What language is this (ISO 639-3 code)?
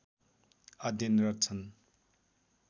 nep